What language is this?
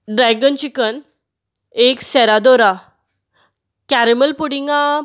Konkani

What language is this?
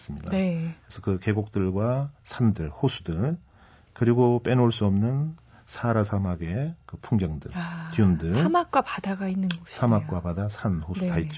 Korean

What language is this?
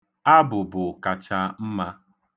Igbo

